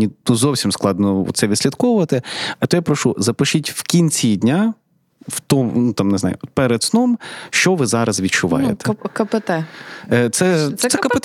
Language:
Ukrainian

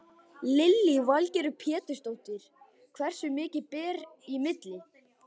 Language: Icelandic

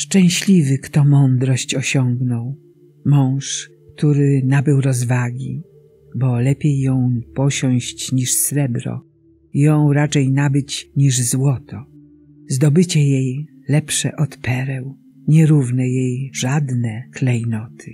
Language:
Polish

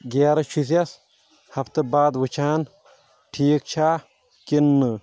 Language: Kashmiri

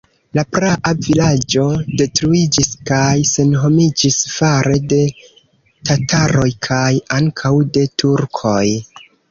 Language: Esperanto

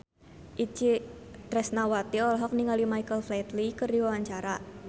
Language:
Sundanese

